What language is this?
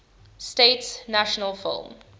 English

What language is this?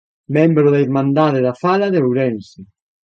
Galician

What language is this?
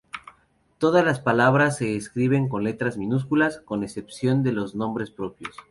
Spanish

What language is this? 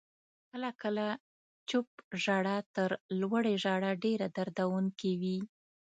Pashto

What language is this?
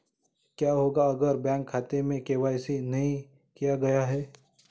Hindi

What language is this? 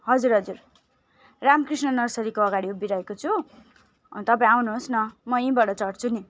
Nepali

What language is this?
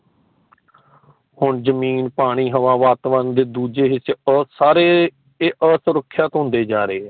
Punjabi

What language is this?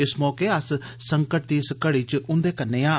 Dogri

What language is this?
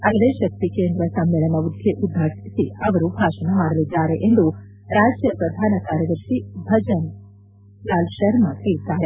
Kannada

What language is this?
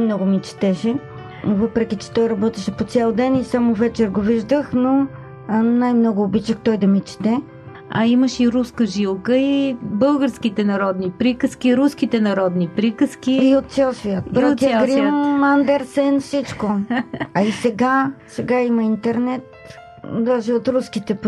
Bulgarian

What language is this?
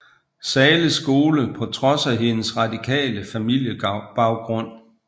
Danish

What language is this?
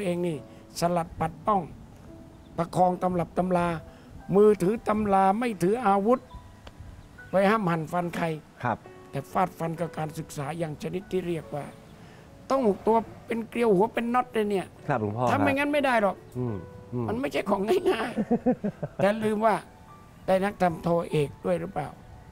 Thai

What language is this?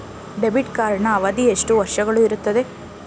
Kannada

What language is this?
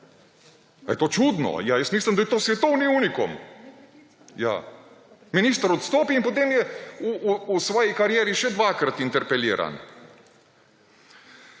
Slovenian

